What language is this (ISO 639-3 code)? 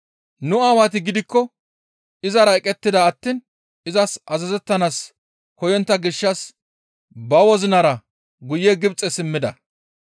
gmv